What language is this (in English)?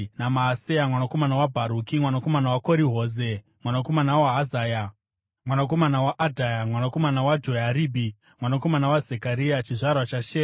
Shona